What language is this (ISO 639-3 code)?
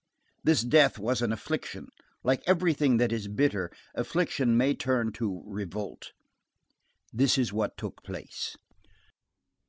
eng